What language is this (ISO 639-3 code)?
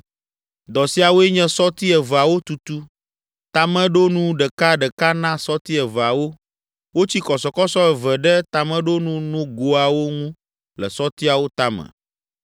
ewe